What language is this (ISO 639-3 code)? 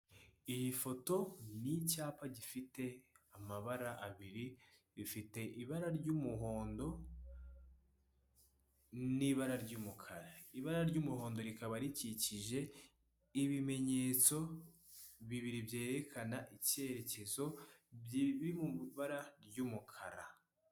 kin